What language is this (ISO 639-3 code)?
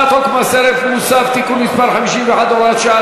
heb